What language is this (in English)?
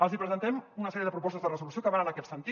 Catalan